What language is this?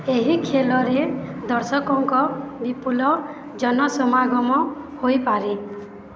Odia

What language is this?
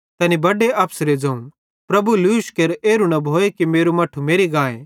Bhadrawahi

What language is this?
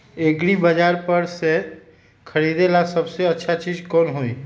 Magahi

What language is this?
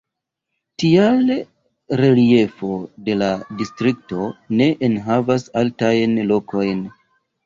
Esperanto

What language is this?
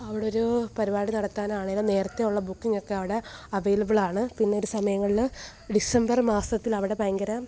Malayalam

